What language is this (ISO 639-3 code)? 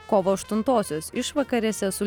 lit